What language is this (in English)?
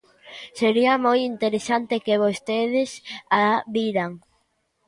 Galician